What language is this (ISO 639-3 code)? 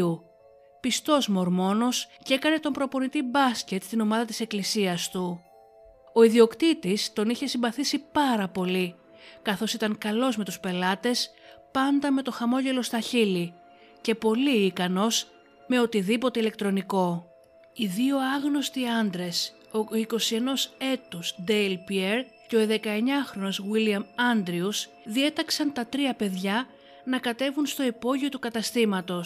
ell